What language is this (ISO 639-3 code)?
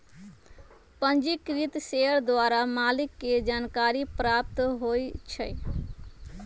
mag